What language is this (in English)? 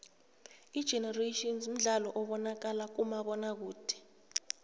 South Ndebele